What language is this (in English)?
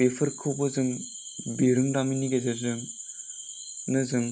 Bodo